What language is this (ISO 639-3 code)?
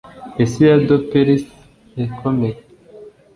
kin